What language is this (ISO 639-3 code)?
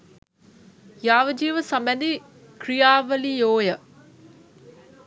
sin